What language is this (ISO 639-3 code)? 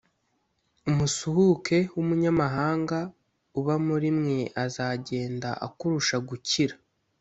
kin